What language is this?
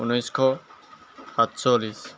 Assamese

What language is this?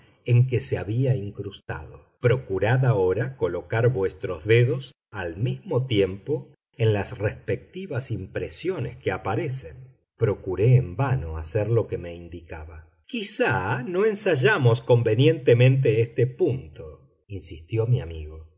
Spanish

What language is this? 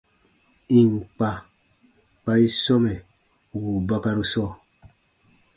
Baatonum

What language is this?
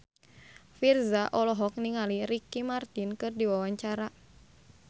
Sundanese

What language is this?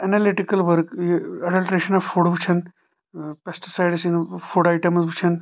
Kashmiri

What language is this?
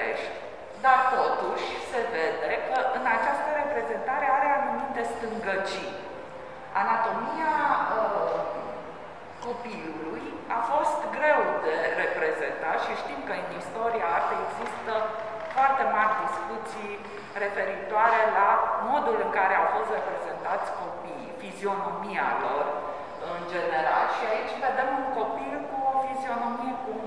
Romanian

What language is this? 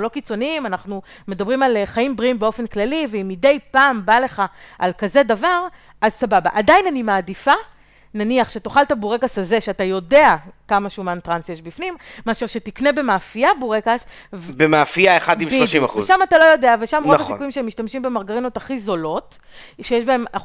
Hebrew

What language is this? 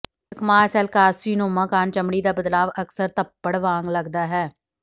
Punjabi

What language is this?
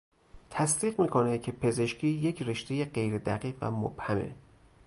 Persian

